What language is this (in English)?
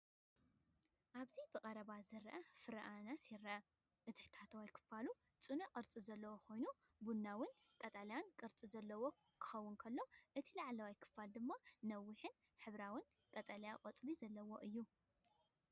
Tigrinya